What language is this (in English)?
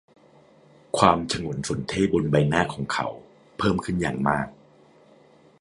Thai